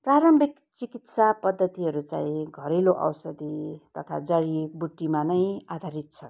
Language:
Nepali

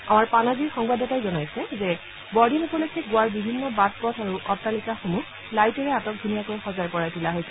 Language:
Assamese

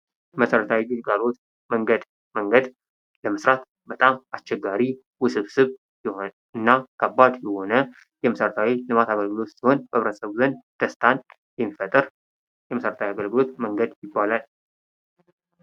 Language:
Amharic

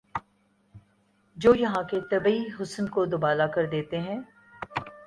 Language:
Urdu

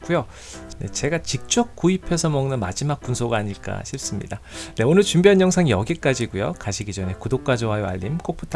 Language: Korean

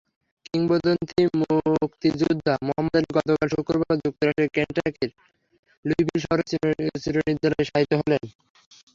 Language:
Bangla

